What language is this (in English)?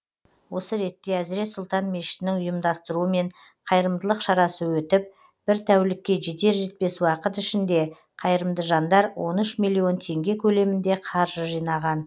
Kazakh